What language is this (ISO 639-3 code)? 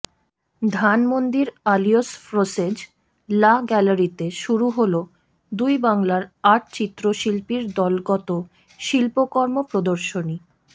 ben